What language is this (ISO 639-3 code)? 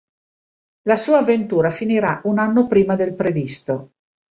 ita